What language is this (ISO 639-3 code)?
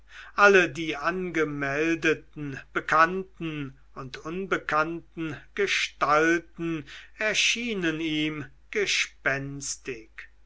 deu